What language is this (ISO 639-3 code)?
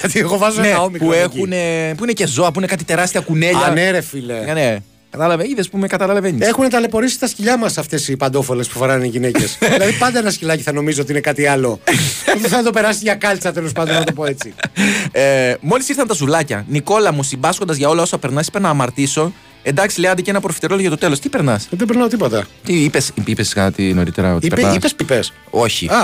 ell